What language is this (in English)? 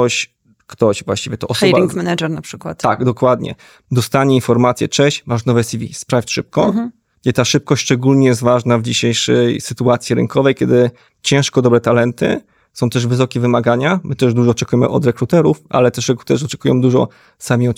Polish